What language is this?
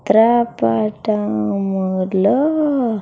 Telugu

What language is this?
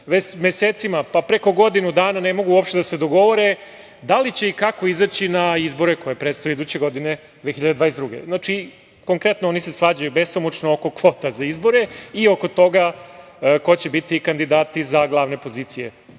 Serbian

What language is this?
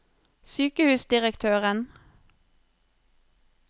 Norwegian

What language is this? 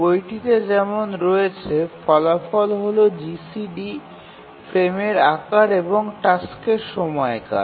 Bangla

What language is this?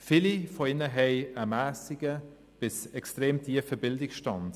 Swiss German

